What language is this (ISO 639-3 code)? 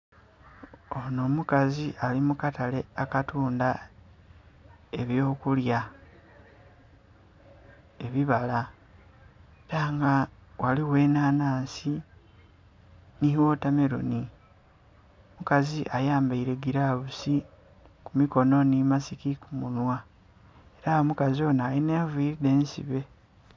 xog